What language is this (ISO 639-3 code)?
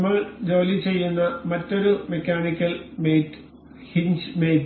mal